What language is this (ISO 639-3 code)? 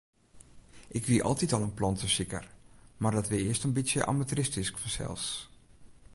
fry